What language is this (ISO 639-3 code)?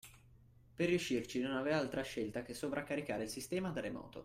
ita